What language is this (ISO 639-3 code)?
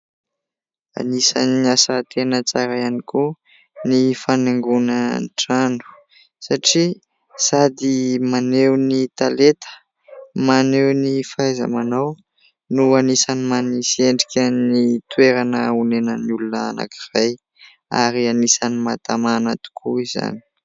mlg